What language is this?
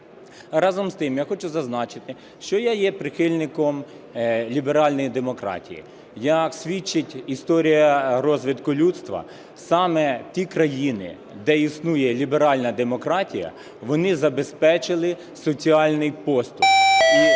Ukrainian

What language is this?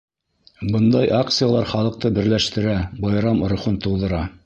Bashkir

